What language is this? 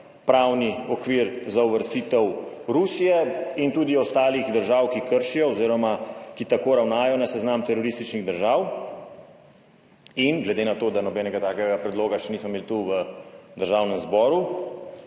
Slovenian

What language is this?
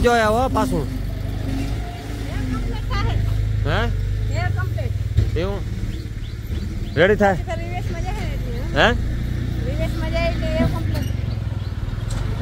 Gujarati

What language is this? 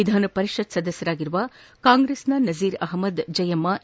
Kannada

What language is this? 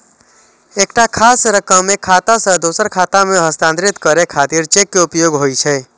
Maithili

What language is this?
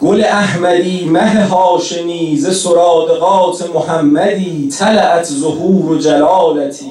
Persian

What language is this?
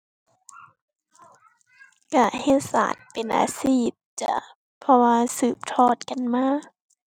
Thai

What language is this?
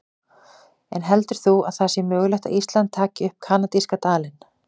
Icelandic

